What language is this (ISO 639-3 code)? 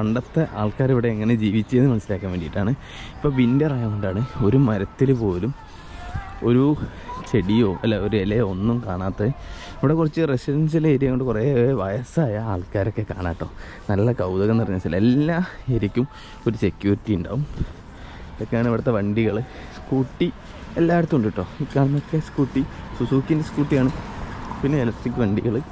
mal